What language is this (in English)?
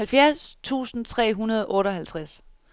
Danish